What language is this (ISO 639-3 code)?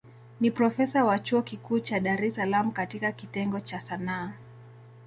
swa